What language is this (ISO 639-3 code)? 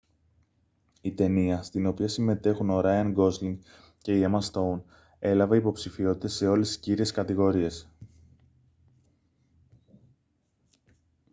ell